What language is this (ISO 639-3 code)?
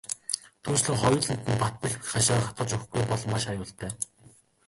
mon